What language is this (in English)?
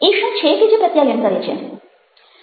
Gujarati